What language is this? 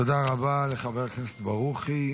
Hebrew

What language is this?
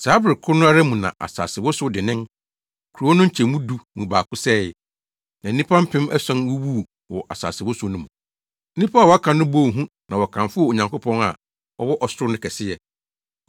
Akan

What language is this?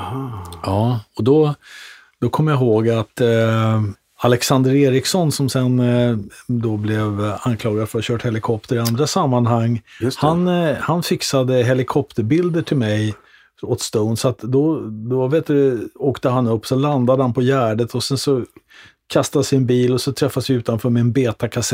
Swedish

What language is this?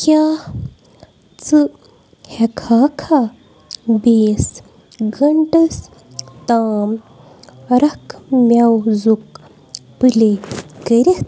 Kashmiri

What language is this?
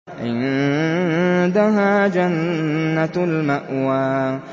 Arabic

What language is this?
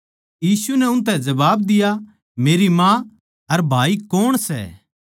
Haryanvi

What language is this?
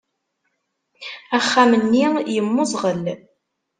Kabyle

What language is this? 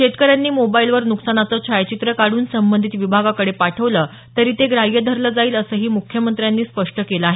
Marathi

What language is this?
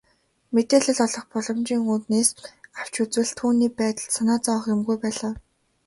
Mongolian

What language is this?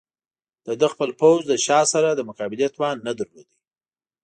Pashto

